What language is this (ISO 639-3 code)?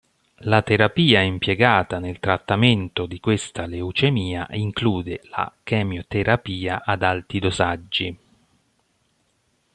ita